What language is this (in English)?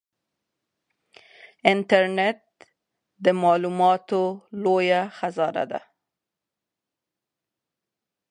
Pashto